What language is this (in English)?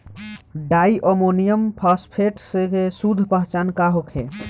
Bhojpuri